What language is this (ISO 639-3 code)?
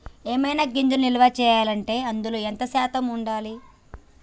tel